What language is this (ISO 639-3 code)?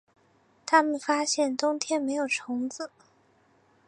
zho